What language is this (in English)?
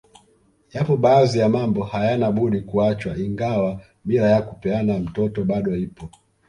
Swahili